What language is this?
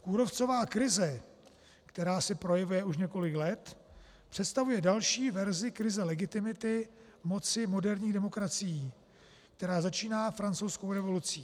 Czech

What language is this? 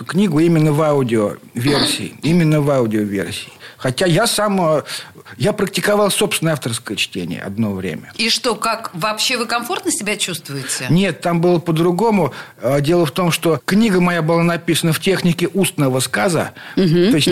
Russian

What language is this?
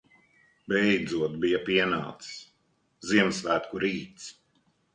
Latvian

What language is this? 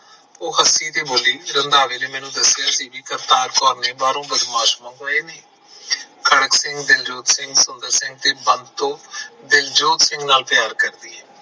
Punjabi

